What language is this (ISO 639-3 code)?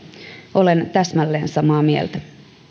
fin